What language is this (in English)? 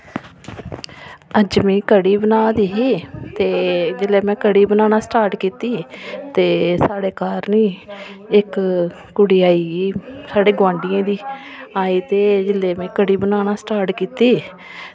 Dogri